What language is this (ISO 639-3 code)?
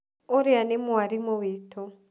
kik